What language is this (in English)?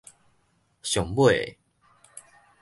Min Nan Chinese